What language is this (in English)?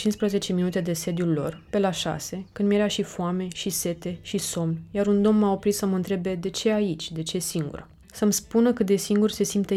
Romanian